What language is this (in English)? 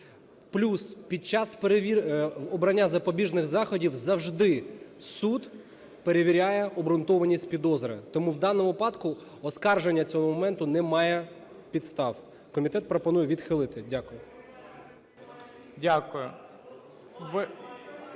Ukrainian